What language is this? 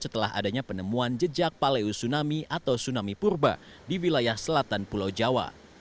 Indonesian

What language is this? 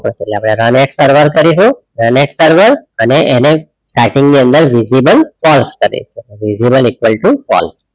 Gujarati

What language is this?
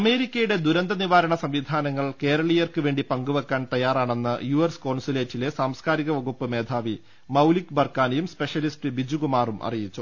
Malayalam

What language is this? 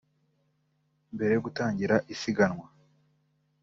Kinyarwanda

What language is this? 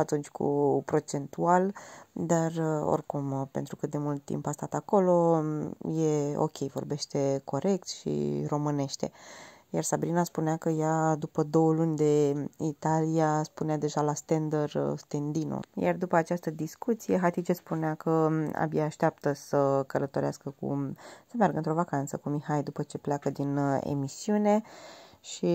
Romanian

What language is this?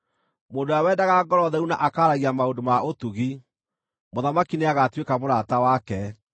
Kikuyu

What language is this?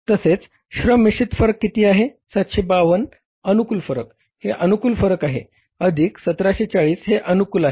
Marathi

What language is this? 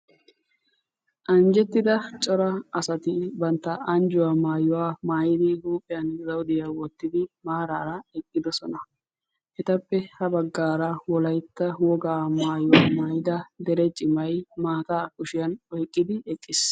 Wolaytta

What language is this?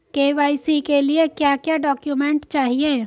Hindi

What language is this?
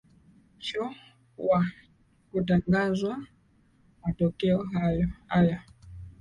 Swahili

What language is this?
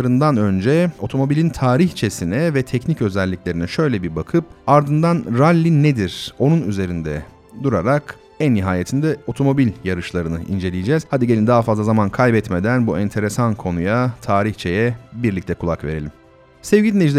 Turkish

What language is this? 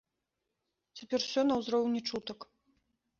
Belarusian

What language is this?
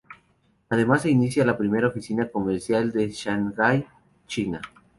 Spanish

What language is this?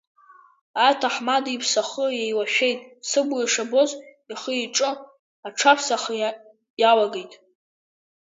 Abkhazian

